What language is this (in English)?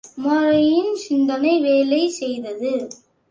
Tamil